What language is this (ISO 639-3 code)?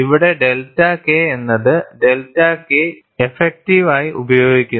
mal